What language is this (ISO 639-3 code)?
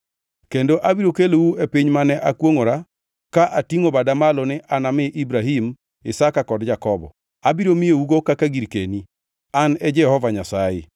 luo